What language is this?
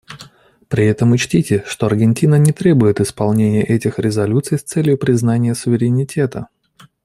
Russian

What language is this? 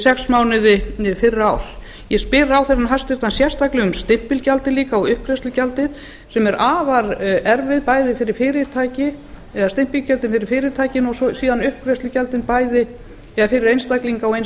Icelandic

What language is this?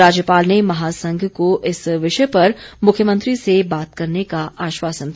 Hindi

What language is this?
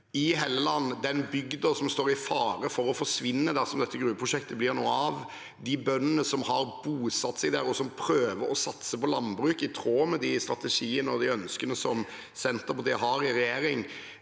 Norwegian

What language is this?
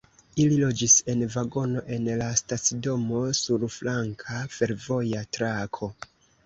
Esperanto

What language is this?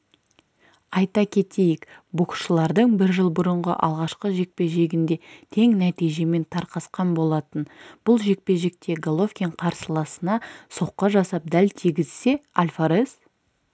Kazakh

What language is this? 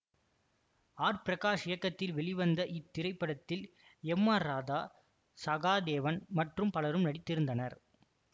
Tamil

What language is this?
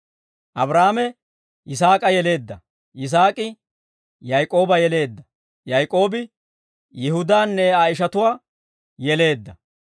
Dawro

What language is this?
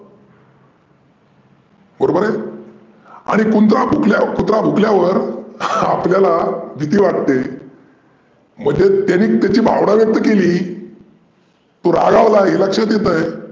Marathi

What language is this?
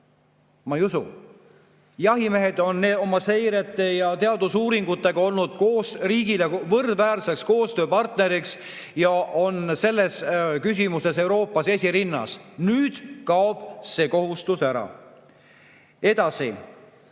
Estonian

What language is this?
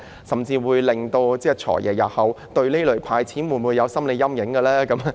Cantonese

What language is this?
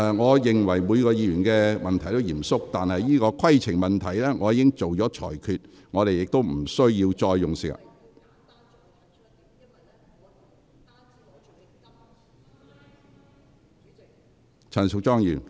Cantonese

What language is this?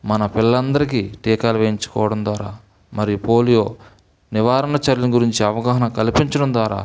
Telugu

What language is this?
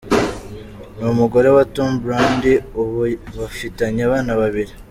Kinyarwanda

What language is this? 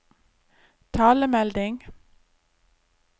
Norwegian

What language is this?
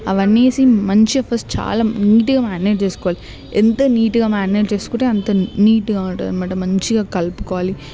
Telugu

